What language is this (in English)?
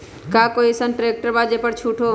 Magahi